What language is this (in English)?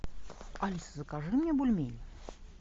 Russian